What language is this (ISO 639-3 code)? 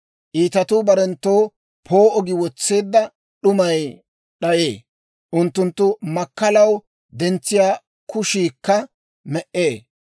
dwr